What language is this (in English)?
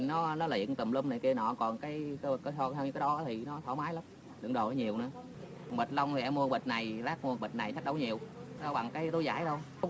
Vietnamese